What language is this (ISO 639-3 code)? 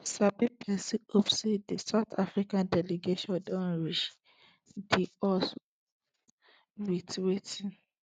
pcm